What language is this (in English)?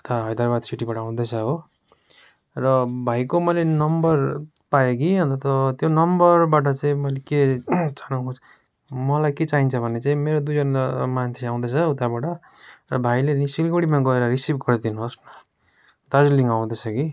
Nepali